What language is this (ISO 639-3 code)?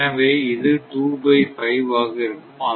tam